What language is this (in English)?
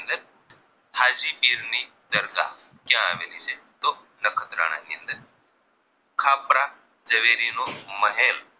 Gujarati